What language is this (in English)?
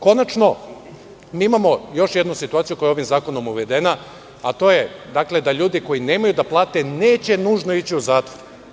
Serbian